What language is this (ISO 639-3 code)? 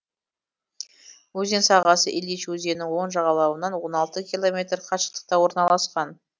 kaz